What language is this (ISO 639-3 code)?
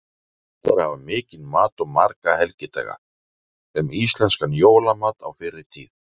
isl